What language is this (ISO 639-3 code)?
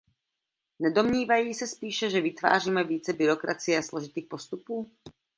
ces